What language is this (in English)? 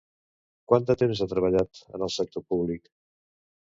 Catalan